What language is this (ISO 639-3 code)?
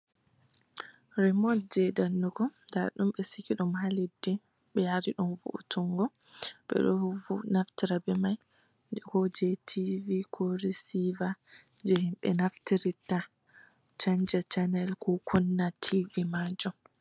ful